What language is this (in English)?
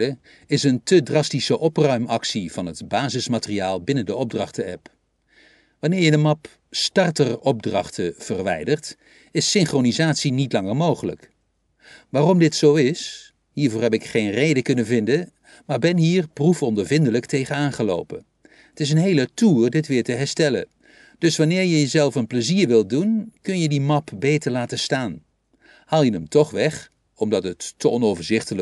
Dutch